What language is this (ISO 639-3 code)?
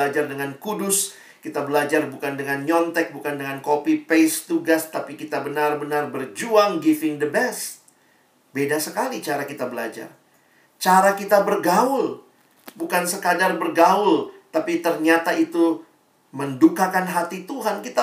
ind